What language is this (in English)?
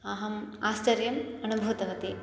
Sanskrit